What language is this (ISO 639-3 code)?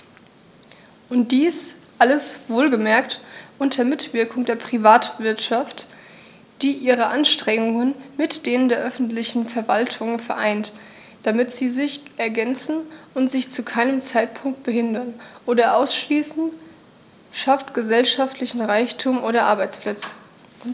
deu